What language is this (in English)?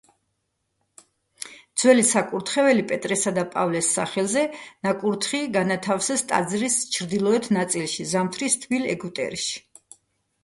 Georgian